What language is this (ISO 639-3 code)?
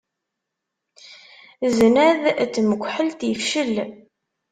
kab